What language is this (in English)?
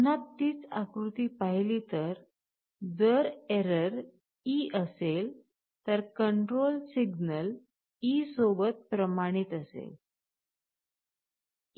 Marathi